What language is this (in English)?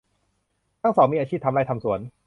Thai